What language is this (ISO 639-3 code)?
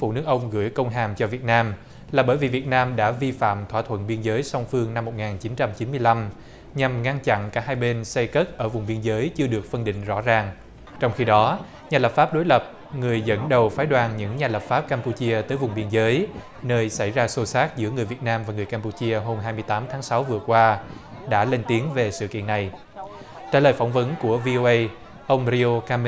vie